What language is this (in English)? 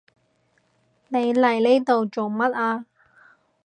Cantonese